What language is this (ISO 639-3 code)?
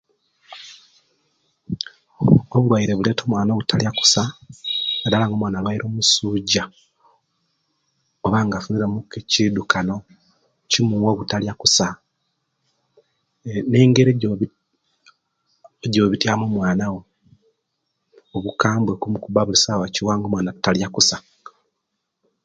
lke